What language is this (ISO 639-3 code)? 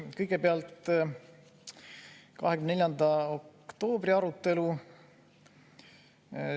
est